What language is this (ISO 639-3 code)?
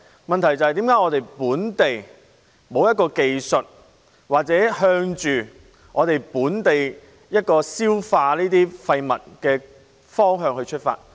yue